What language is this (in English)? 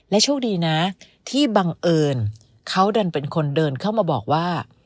Thai